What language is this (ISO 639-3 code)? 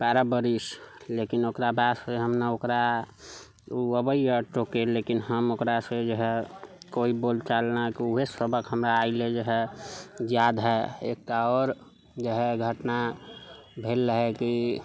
mai